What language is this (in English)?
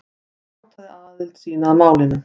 Icelandic